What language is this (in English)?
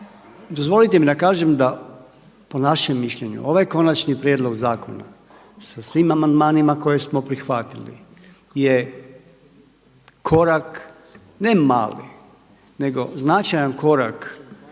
Croatian